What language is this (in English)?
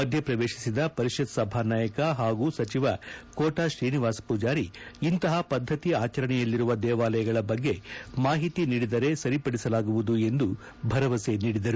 Kannada